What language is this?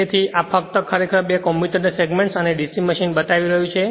Gujarati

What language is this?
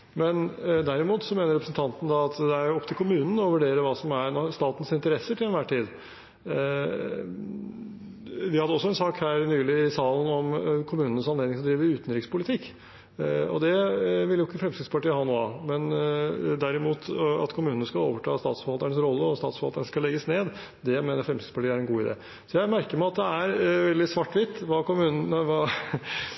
Norwegian Bokmål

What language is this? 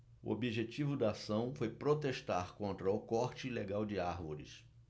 Portuguese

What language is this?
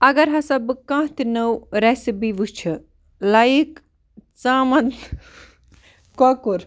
Kashmiri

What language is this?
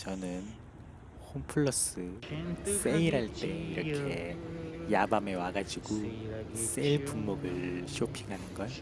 Korean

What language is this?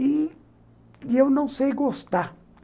Portuguese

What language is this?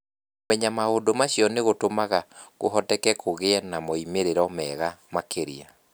Kikuyu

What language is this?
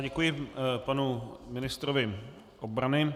Czech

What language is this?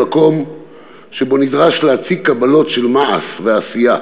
Hebrew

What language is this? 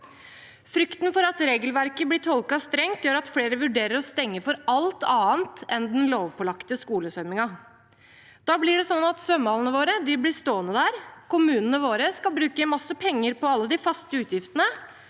Norwegian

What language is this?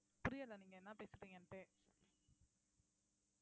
Tamil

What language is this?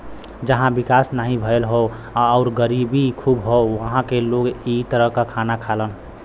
Bhojpuri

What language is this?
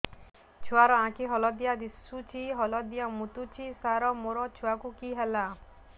Odia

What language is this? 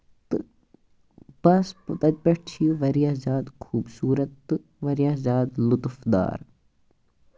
Kashmiri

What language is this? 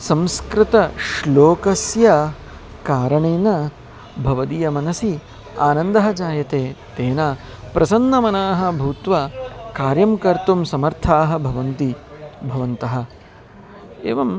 Sanskrit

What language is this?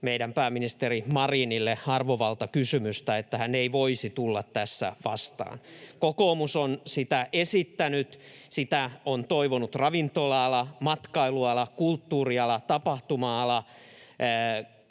Finnish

